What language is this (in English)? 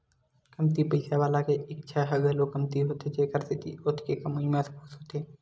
Chhattisgarhi